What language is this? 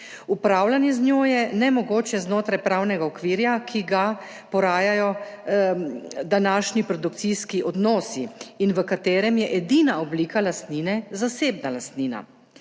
Slovenian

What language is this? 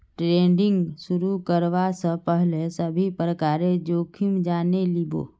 Magahi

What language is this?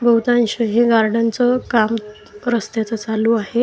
Marathi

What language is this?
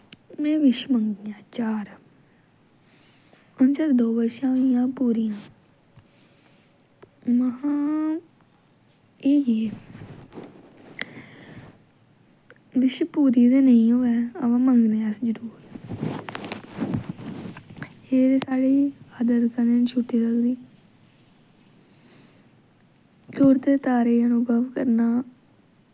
Dogri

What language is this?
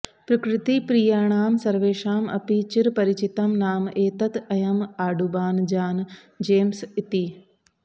Sanskrit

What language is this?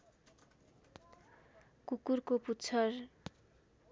Nepali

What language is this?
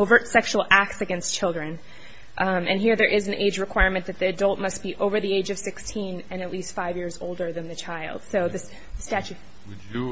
English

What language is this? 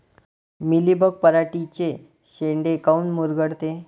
Marathi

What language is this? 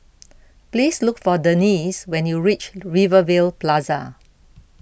English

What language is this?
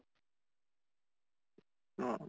Assamese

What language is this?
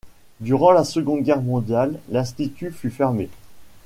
French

